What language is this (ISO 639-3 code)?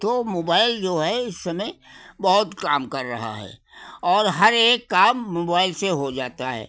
hin